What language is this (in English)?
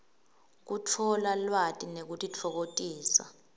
Swati